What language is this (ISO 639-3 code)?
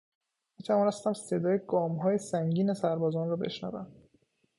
fas